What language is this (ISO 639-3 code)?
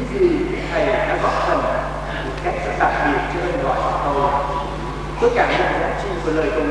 vie